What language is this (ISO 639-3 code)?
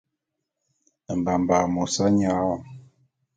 bum